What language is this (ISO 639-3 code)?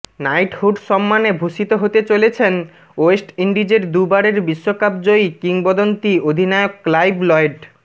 ben